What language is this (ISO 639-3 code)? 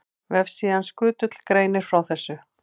isl